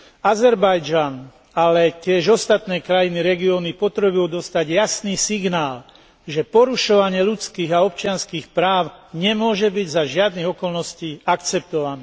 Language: Slovak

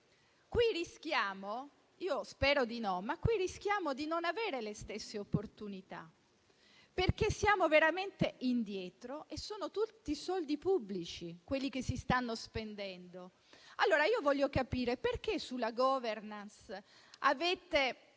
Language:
Italian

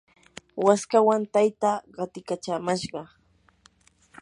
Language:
Yanahuanca Pasco Quechua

